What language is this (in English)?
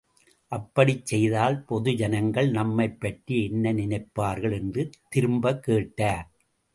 Tamil